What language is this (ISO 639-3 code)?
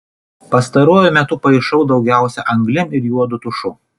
lit